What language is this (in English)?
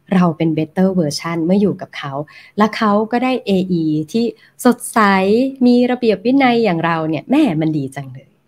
Thai